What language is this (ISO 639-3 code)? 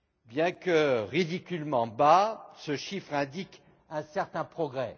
fra